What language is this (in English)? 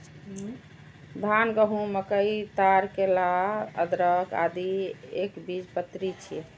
Maithili